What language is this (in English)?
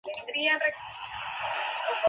Spanish